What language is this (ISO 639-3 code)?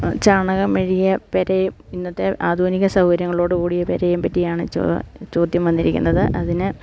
mal